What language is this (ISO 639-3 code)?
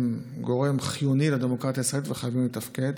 heb